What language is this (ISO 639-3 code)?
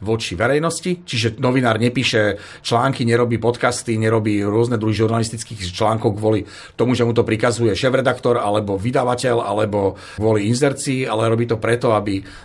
slk